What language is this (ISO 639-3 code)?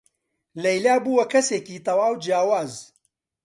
ckb